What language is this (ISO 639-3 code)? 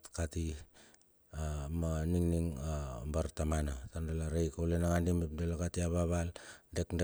bxf